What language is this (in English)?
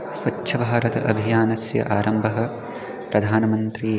Sanskrit